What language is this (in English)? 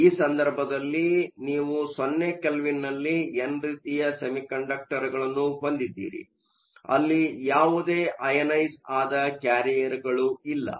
Kannada